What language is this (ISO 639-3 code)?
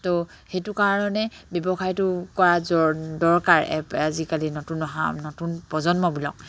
asm